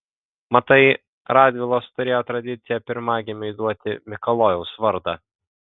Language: Lithuanian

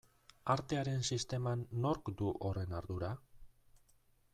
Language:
Basque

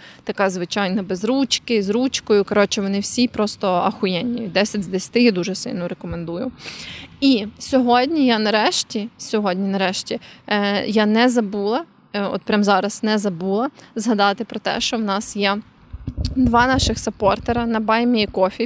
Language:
Ukrainian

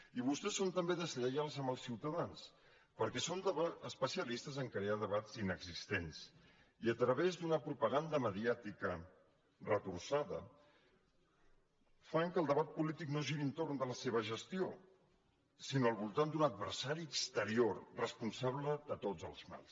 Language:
Catalan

